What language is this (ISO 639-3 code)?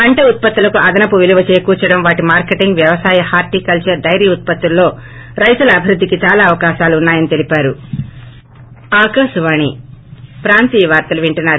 tel